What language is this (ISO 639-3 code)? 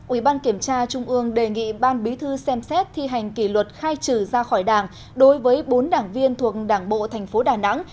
vie